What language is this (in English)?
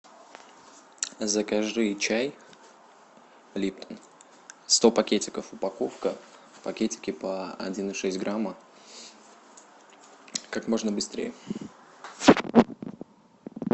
Russian